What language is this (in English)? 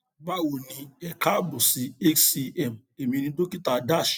Yoruba